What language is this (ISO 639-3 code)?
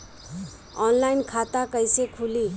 bho